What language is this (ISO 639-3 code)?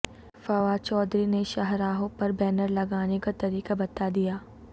urd